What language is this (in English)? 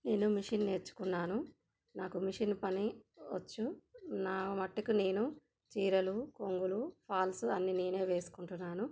Telugu